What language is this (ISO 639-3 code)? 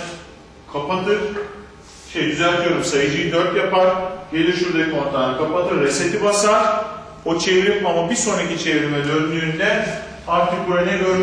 tur